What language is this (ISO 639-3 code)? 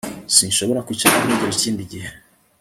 kin